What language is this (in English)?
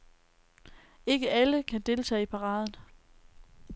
Danish